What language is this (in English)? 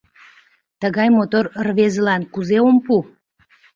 Mari